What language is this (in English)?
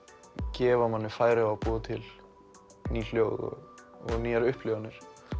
Icelandic